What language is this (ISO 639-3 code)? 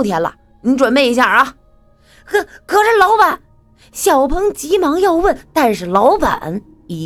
zho